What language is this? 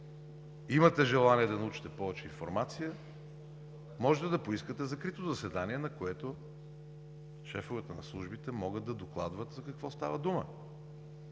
Bulgarian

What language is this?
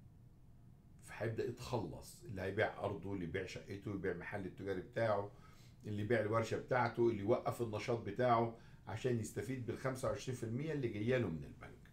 Arabic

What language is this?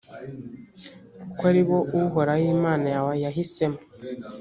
Kinyarwanda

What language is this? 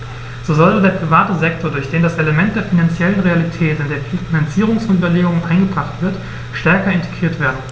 German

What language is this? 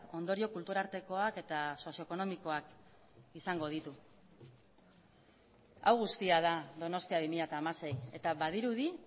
Basque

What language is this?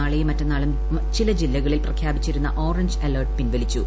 Malayalam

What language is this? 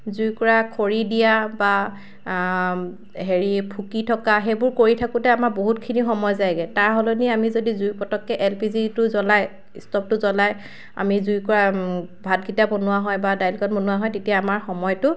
Assamese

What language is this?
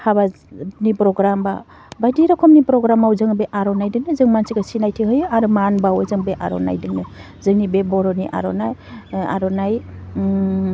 Bodo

